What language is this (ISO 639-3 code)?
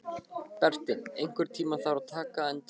isl